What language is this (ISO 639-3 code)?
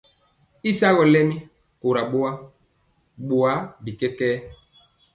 mcx